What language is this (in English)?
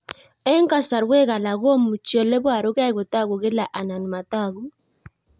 Kalenjin